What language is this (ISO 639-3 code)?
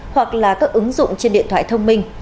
vie